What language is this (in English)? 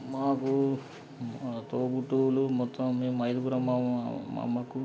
Telugu